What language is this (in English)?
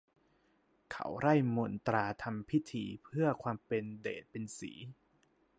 Thai